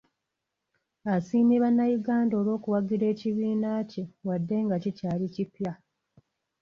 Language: Ganda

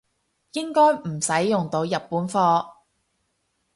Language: Cantonese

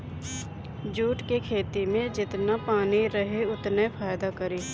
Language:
Bhojpuri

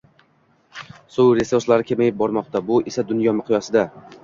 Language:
Uzbek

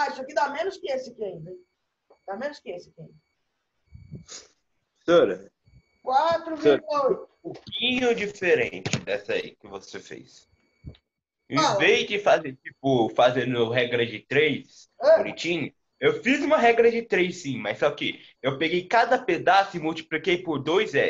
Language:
Portuguese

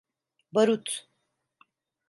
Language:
Turkish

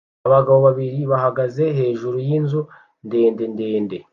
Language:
Kinyarwanda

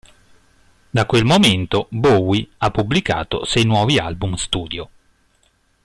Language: Italian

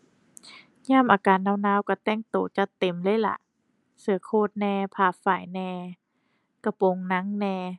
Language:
Thai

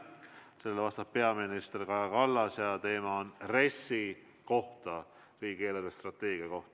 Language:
Estonian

